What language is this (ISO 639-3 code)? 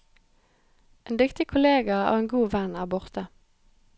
nor